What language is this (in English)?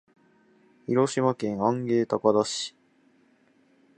Japanese